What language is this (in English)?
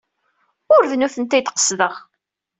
Kabyle